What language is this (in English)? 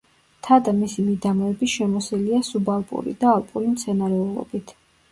Georgian